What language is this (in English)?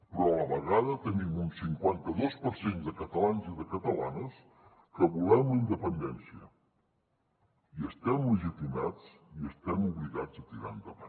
Catalan